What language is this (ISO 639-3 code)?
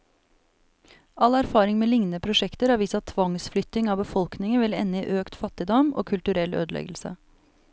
nor